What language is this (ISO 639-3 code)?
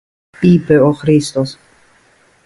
ell